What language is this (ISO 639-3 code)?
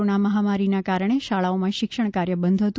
guj